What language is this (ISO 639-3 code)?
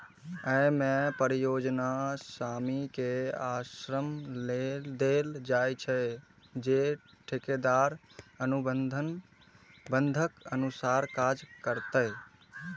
mai